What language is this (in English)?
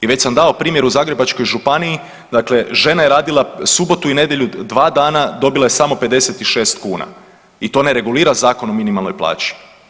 Croatian